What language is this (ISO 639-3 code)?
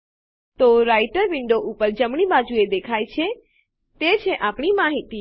guj